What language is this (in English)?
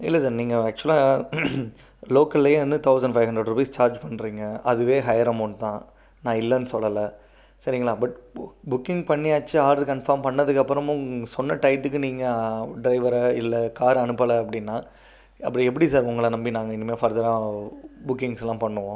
Tamil